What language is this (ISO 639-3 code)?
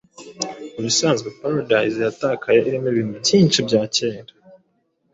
kin